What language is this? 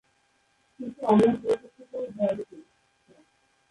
Bangla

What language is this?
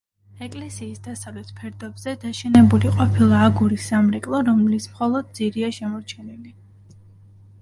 Georgian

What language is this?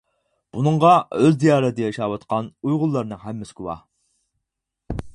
Uyghur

